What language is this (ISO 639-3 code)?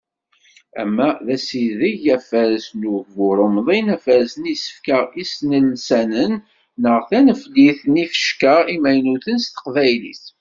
kab